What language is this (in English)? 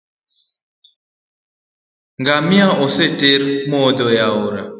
Luo (Kenya and Tanzania)